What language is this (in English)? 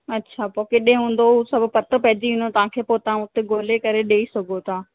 Sindhi